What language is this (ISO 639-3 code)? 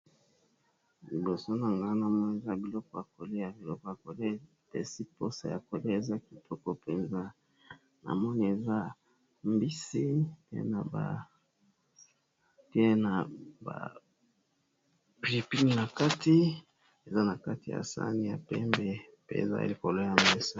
lin